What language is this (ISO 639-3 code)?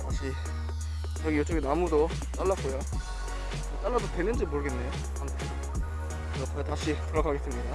kor